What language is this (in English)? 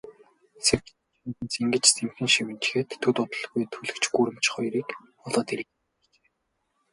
Mongolian